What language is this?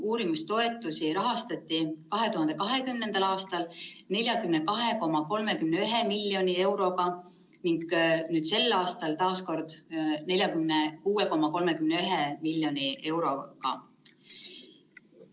Estonian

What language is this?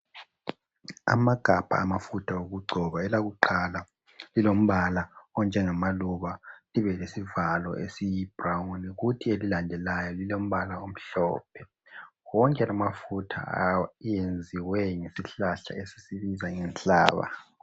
North Ndebele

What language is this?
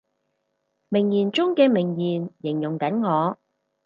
Cantonese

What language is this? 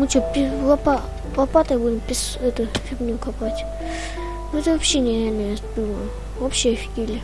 Russian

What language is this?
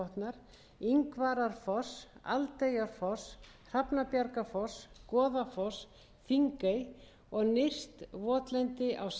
Icelandic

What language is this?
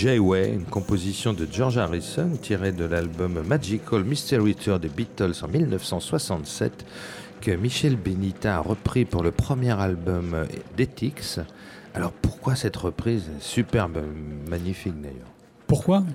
French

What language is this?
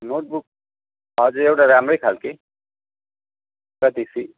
Nepali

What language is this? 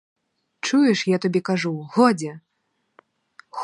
Ukrainian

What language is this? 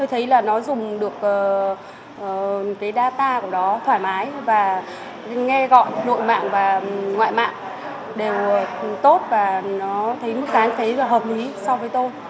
Vietnamese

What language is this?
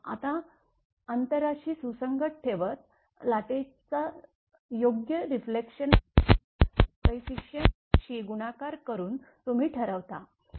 Marathi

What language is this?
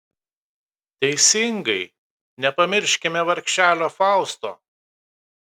Lithuanian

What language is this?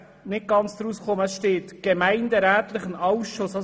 Swiss German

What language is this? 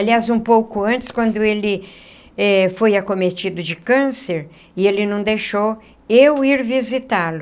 Portuguese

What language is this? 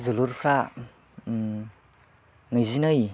Bodo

